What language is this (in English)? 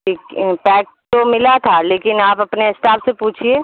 Urdu